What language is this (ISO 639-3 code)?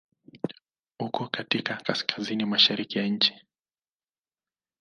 swa